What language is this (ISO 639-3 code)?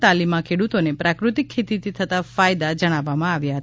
guj